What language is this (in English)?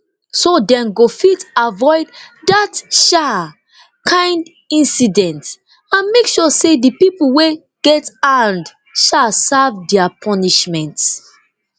Nigerian Pidgin